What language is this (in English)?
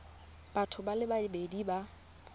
Tswana